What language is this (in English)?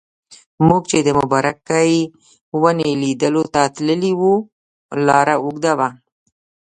Pashto